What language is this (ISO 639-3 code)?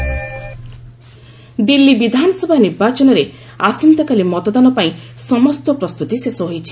ori